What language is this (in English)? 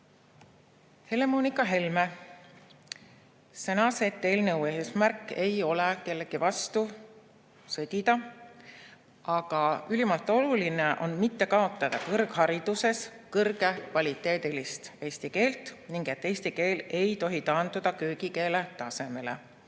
Estonian